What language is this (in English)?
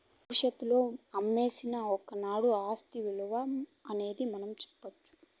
Telugu